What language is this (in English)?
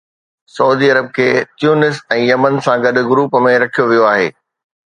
Sindhi